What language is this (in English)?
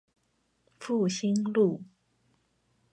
Chinese